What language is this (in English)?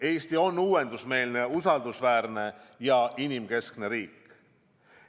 Estonian